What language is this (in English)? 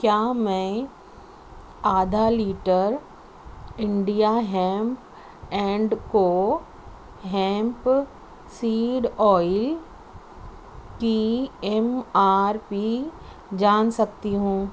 Urdu